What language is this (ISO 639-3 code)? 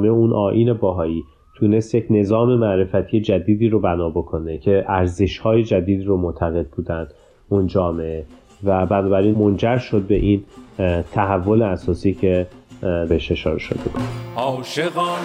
fas